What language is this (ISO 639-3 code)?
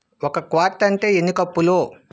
tel